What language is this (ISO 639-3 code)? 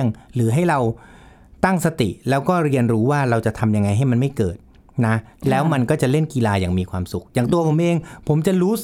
tha